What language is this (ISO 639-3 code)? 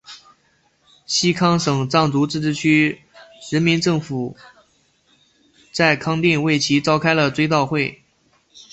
zho